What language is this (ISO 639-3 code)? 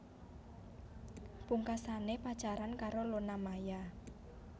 jav